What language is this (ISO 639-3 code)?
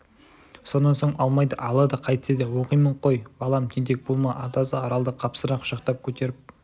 kaz